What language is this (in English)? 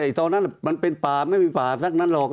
Thai